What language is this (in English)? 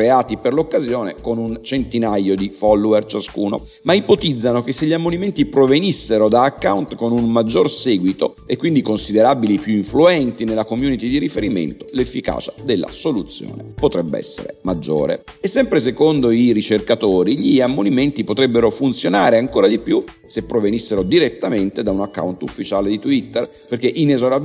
Italian